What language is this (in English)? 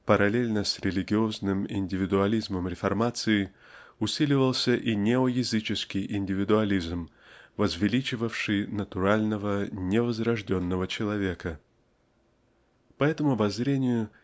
Russian